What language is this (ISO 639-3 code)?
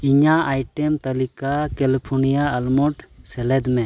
sat